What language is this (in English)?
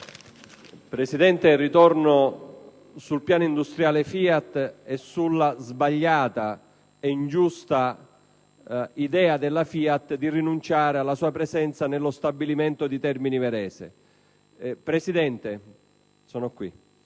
Italian